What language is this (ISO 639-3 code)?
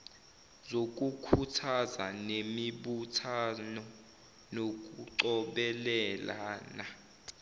zul